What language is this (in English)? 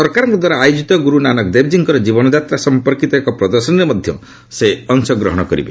Odia